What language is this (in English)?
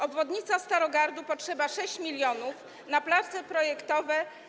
Polish